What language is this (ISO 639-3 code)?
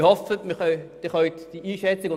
gsw